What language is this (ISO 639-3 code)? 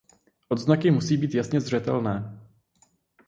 ces